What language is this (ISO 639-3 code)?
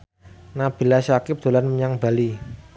jav